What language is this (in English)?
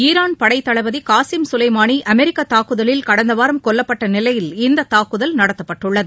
Tamil